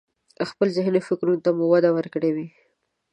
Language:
Pashto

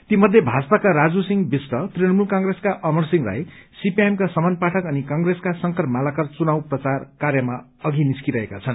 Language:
Nepali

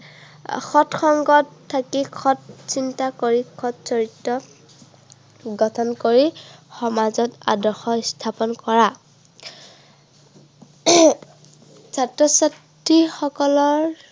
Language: Assamese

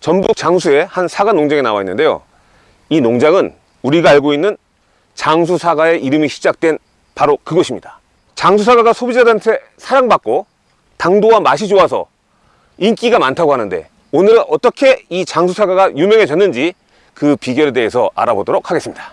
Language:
Korean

